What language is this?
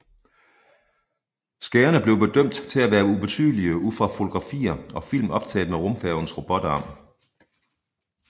Danish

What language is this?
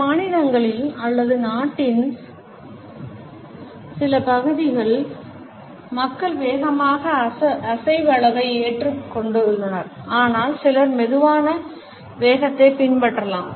Tamil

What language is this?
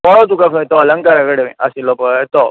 Konkani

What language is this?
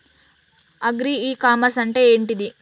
Telugu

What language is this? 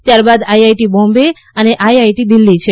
Gujarati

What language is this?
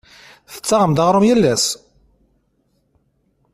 Kabyle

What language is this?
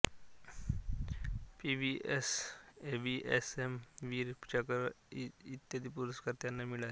Marathi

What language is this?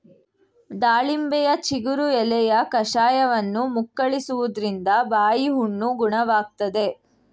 Kannada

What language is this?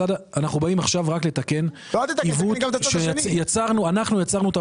Hebrew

